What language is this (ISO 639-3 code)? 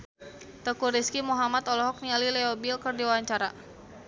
sun